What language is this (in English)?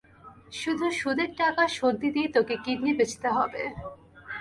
Bangla